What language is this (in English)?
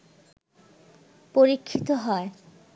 Bangla